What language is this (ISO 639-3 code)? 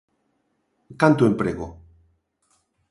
glg